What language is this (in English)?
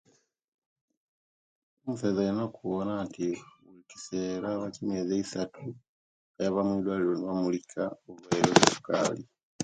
Kenyi